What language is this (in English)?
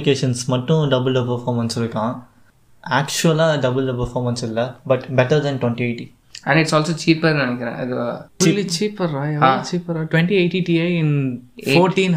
Tamil